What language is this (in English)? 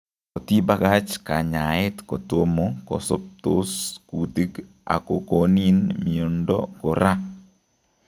Kalenjin